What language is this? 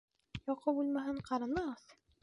Bashkir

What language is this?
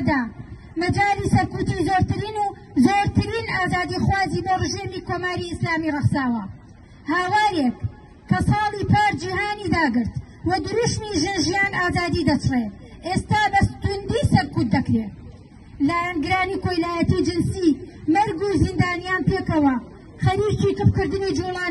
Arabic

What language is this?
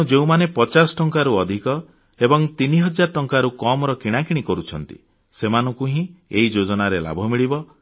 Odia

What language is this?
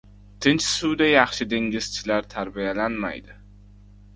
Uzbek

